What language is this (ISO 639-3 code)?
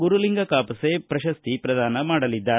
kan